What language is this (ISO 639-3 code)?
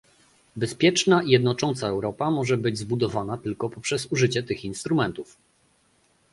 pol